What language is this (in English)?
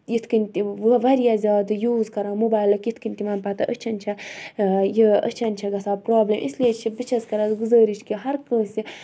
Kashmiri